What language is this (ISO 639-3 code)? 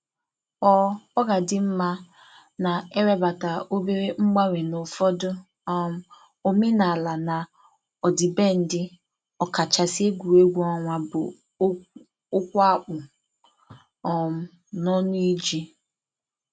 ibo